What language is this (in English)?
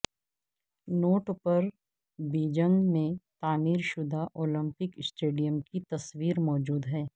Urdu